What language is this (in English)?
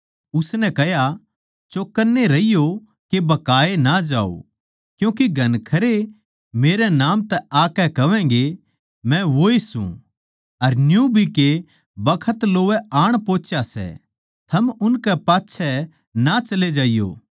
Haryanvi